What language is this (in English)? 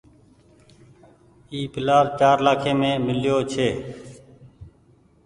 Goaria